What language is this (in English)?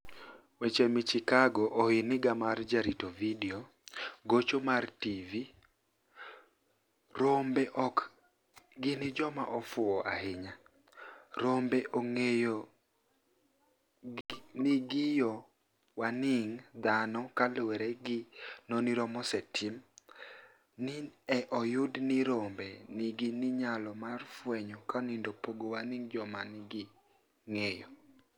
Luo (Kenya and Tanzania)